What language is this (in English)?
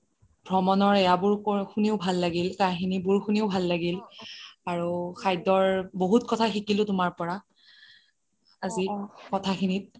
Assamese